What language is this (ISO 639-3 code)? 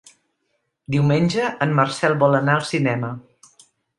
cat